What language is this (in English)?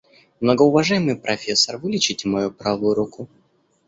Russian